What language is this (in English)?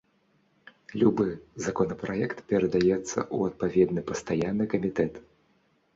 Belarusian